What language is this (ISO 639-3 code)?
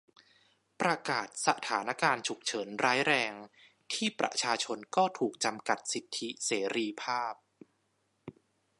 tha